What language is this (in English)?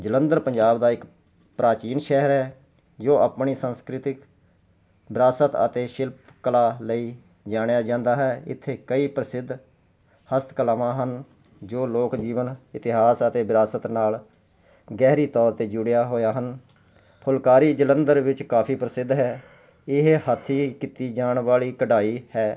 Punjabi